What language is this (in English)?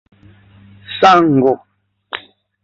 Esperanto